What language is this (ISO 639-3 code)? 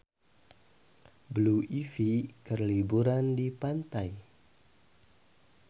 sun